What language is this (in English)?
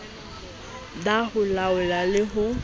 Southern Sotho